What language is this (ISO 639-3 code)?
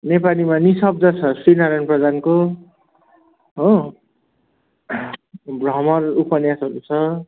nep